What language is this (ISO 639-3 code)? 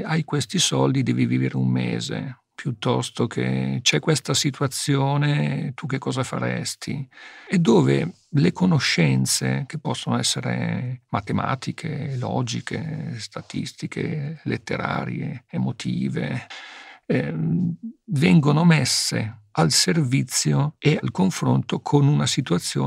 ita